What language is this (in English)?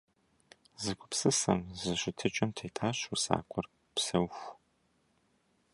Kabardian